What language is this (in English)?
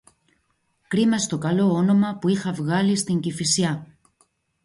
Greek